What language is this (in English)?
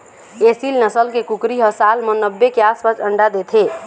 Chhattisgarhi